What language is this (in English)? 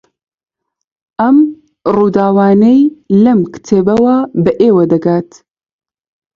Central Kurdish